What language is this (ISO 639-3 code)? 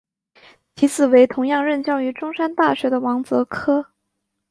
zho